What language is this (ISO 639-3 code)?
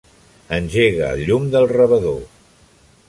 cat